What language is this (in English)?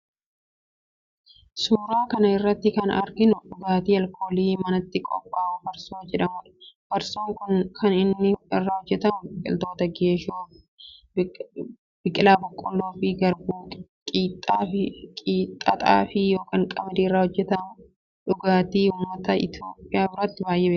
Oromo